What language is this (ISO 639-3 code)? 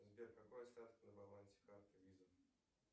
rus